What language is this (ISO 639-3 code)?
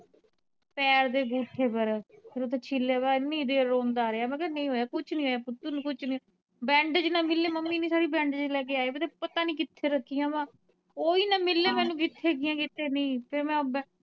pan